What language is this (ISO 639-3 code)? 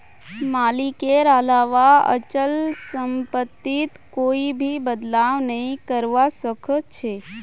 mag